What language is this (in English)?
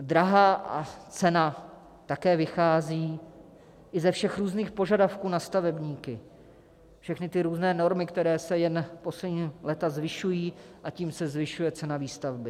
Czech